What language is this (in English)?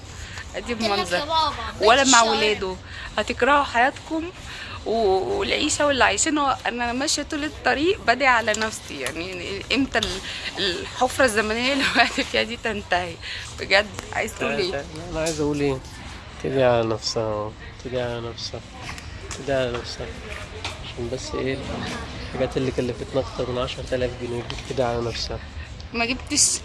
Arabic